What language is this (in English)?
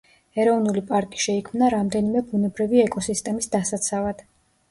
Georgian